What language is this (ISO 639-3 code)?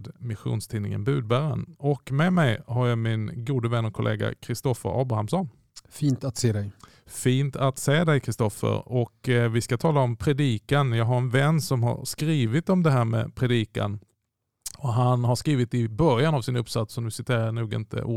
swe